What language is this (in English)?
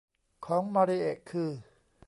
Thai